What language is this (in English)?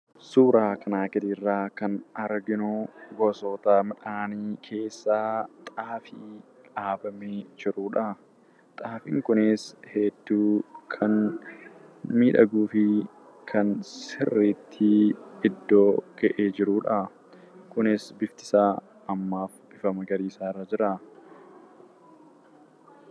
Oromo